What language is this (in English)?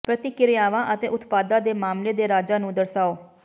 Punjabi